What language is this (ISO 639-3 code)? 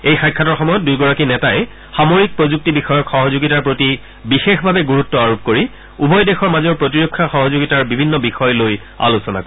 asm